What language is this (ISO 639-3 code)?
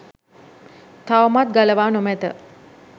sin